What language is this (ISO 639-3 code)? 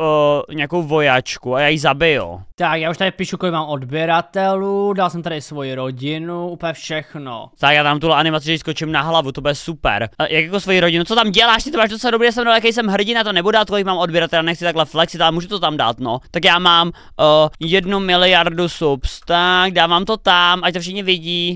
ces